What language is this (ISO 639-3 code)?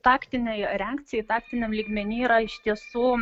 lit